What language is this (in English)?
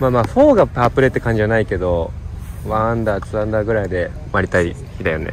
Japanese